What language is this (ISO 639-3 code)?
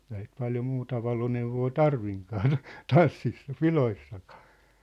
fin